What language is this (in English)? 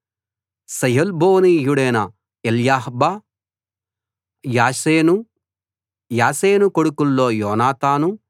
Telugu